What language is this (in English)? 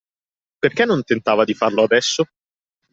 Italian